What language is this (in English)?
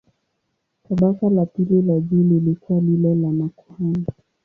Swahili